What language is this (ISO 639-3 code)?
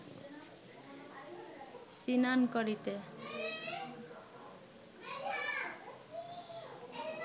ben